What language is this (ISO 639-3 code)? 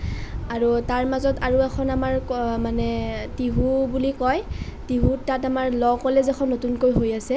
asm